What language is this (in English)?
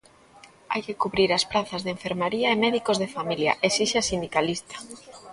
Galician